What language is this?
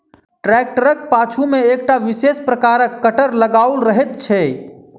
Maithili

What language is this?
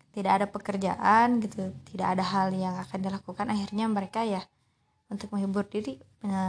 Indonesian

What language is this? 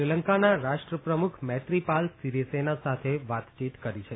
Gujarati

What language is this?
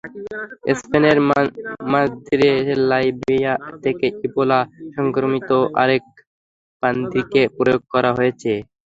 Bangla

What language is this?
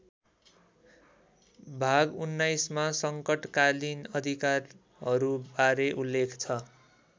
Nepali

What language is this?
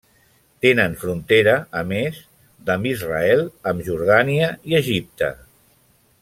Catalan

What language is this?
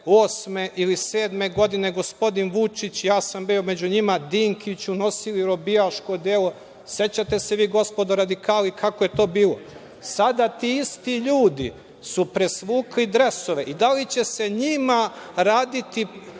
Serbian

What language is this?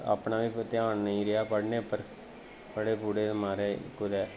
Dogri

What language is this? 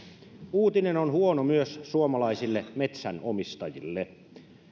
Finnish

